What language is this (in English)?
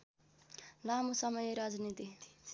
Nepali